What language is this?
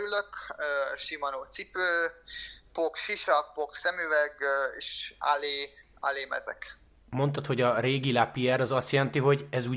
Hungarian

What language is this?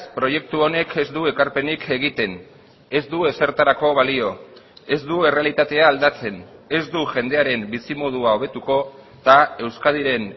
Basque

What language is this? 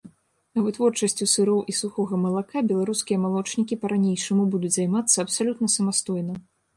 Belarusian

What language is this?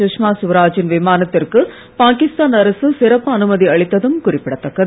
Tamil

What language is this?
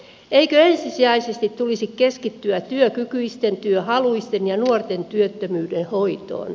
Finnish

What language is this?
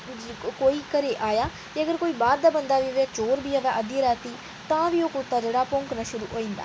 Dogri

